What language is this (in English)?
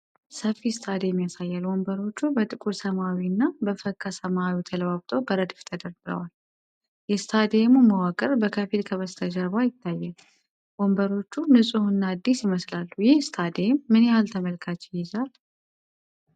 Amharic